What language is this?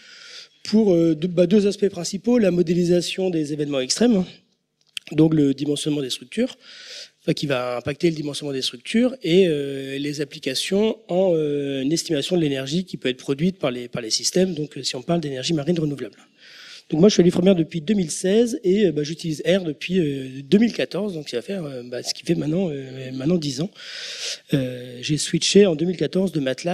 French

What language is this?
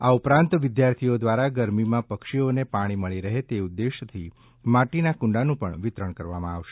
Gujarati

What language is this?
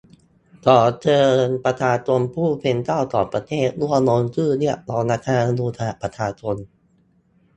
Thai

